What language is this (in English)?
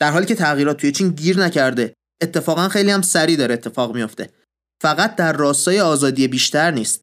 Persian